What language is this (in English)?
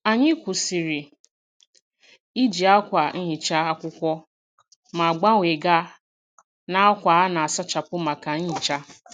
Igbo